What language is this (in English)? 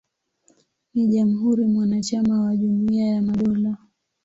Swahili